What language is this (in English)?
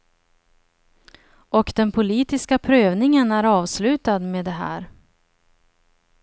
Swedish